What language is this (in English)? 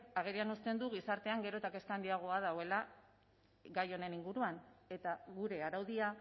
Basque